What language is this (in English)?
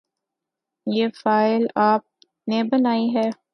Urdu